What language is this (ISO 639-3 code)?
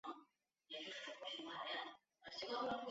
zho